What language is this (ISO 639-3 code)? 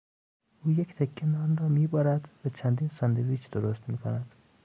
fas